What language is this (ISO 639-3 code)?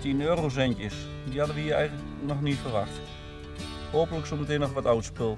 nld